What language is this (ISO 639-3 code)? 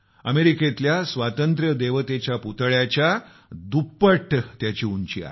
mar